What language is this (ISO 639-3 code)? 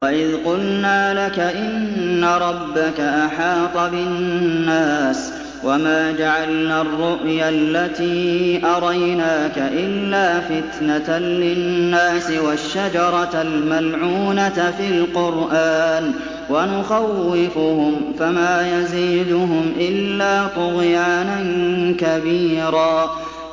ara